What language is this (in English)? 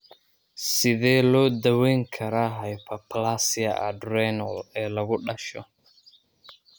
Somali